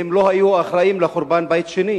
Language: Hebrew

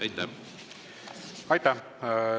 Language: Estonian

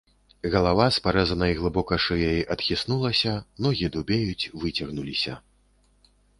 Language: Belarusian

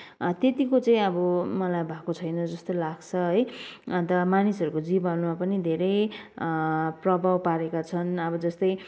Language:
Nepali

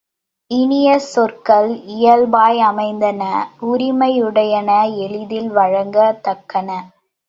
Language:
Tamil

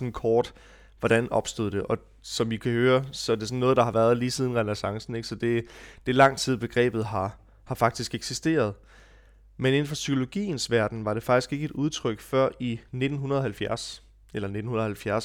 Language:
Danish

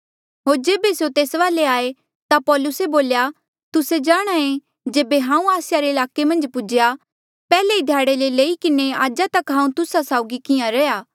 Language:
Mandeali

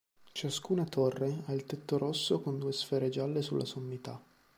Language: Italian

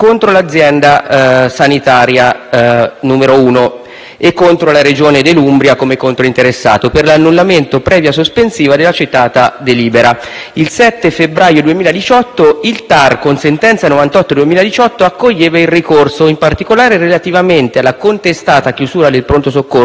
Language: Italian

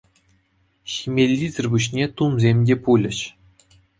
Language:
Chuvash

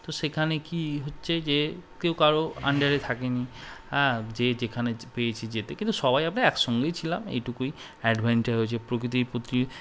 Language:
Bangla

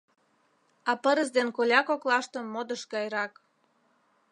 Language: Mari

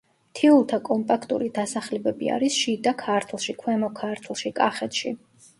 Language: Georgian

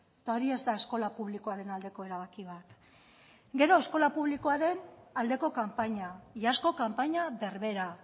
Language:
Basque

